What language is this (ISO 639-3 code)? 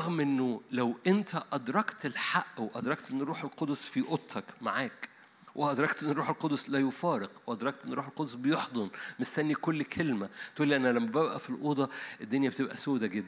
ara